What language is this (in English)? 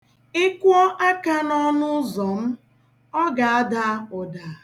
Igbo